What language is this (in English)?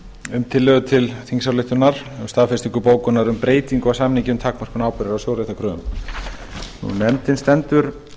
Icelandic